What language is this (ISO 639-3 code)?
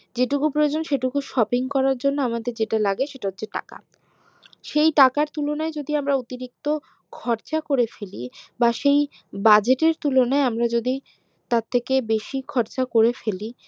ben